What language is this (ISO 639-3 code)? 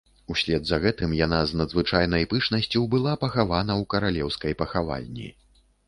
bel